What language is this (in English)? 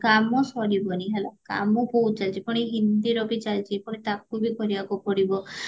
Odia